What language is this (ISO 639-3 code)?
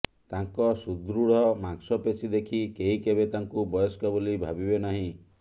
ori